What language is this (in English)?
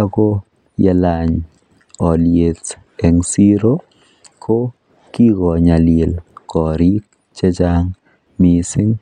Kalenjin